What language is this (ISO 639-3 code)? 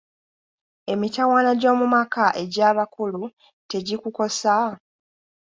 lug